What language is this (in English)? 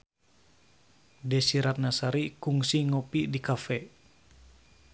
Sundanese